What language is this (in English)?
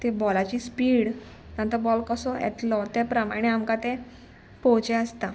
Konkani